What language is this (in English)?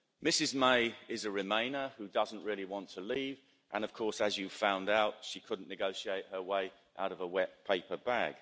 English